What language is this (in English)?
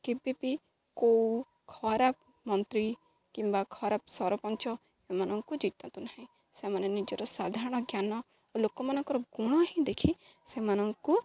Odia